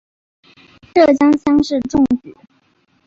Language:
Chinese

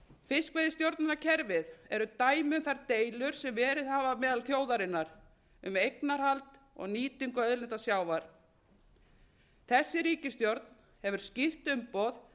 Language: Icelandic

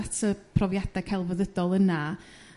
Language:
Welsh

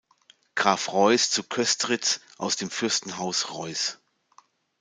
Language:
German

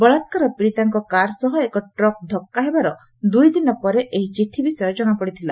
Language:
Odia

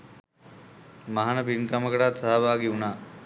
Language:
Sinhala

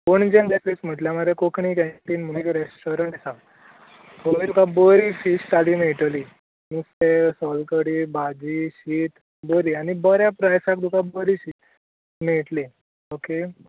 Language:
Konkani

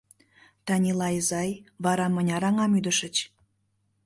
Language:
Mari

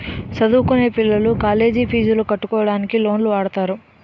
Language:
Telugu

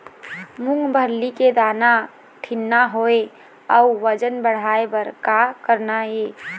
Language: Chhattisgarhi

